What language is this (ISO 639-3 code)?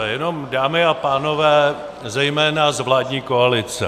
ces